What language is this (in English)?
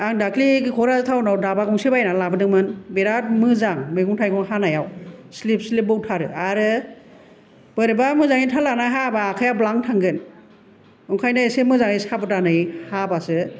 Bodo